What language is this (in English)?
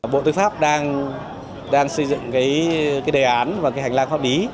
Vietnamese